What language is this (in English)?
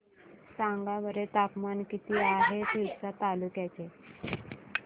Marathi